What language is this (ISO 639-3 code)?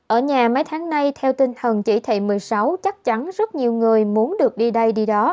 vie